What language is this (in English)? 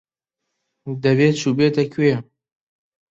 Central Kurdish